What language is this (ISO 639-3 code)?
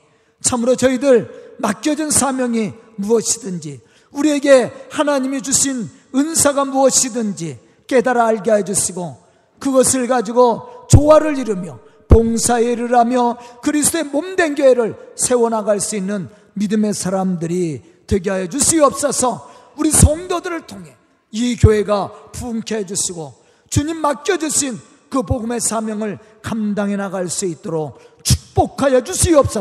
kor